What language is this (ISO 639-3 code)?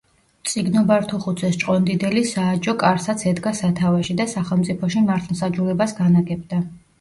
kat